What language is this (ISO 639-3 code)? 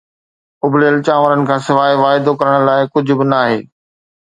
snd